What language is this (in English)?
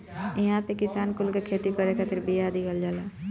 Bhojpuri